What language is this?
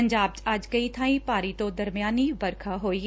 Punjabi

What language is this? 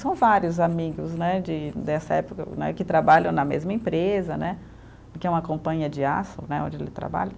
Portuguese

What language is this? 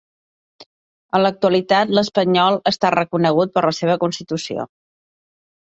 Catalan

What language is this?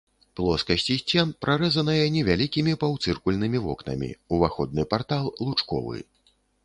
Belarusian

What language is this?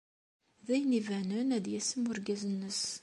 Kabyle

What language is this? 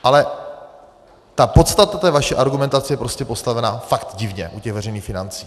Czech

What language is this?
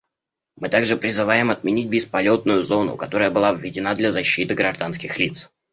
Russian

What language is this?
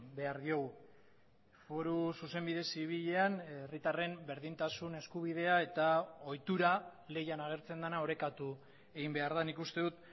Basque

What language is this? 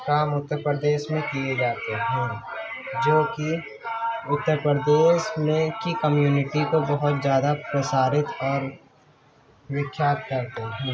Urdu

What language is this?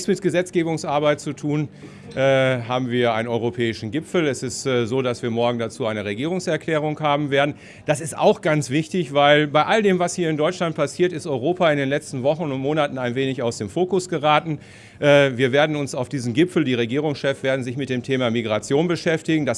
German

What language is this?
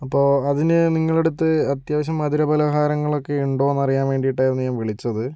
Malayalam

